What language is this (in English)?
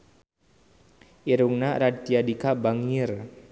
Sundanese